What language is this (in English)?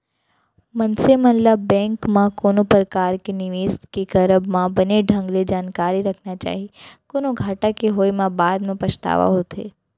Chhattisgarhi